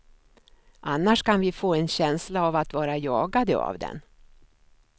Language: Swedish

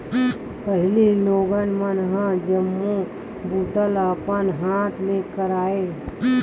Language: Chhattisgarhi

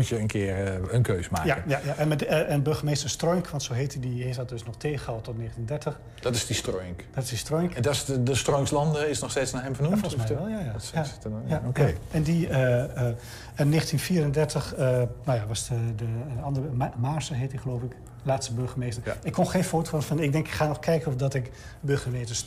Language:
Dutch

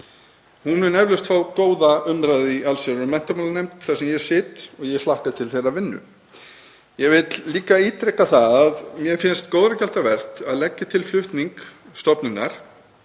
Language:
Icelandic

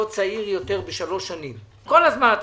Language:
Hebrew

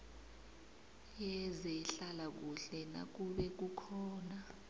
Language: South Ndebele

